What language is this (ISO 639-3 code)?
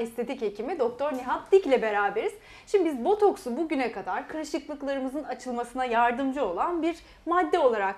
tur